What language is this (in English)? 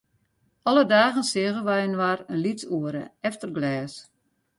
Western Frisian